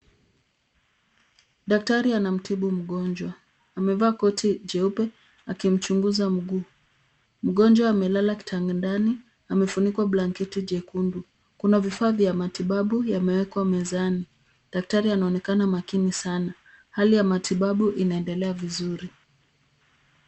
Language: Swahili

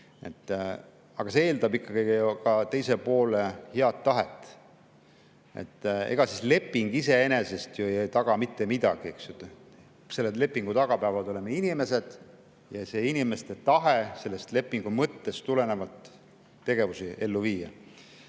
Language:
Estonian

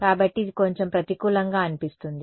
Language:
Telugu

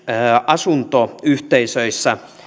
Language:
Finnish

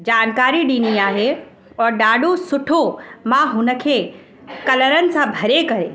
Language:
Sindhi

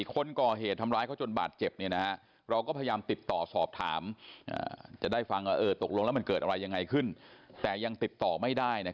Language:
Thai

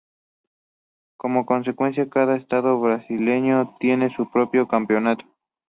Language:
Spanish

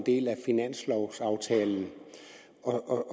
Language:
Danish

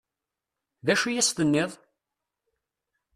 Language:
Kabyle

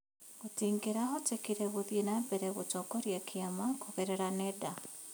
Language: Kikuyu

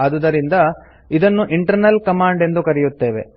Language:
Kannada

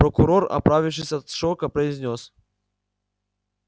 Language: Russian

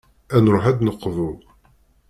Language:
Kabyle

